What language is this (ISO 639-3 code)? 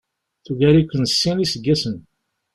kab